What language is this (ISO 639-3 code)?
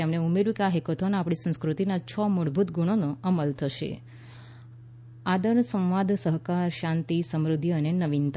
guj